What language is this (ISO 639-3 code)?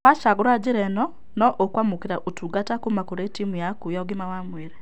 kik